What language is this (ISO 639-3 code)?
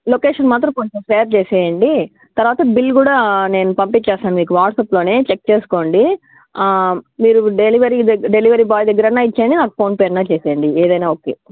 tel